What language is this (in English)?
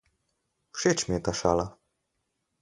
Slovenian